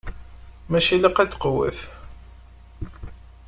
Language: Kabyle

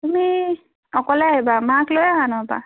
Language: Assamese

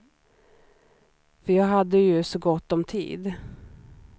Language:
Swedish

